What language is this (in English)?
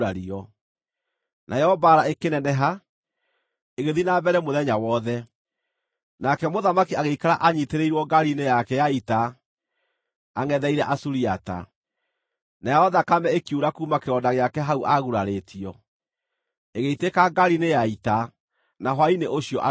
Kikuyu